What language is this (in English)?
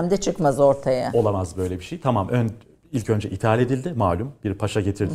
Turkish